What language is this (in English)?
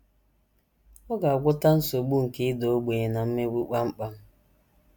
Igbo